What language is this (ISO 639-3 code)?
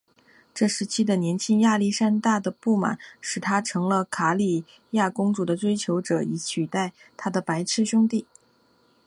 zho